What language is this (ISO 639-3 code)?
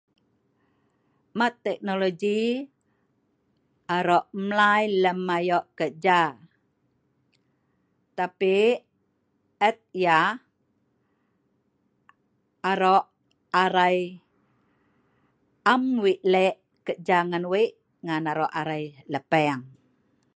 snv